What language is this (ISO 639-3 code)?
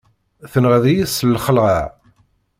kab